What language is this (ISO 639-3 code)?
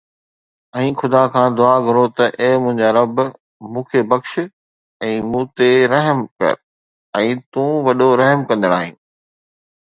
snd